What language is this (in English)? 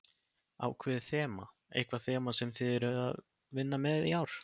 Icelandic